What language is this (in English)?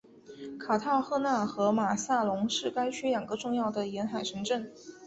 Chinese